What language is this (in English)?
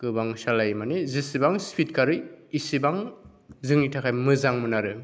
Bodo